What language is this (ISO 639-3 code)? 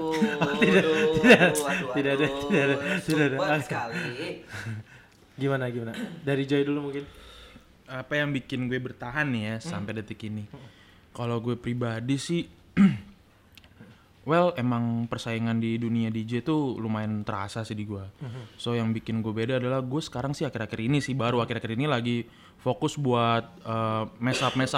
ind